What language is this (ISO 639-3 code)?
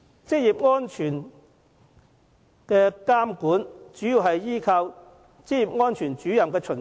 yue